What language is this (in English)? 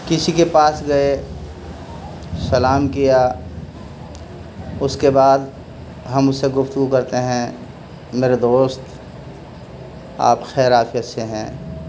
Urdu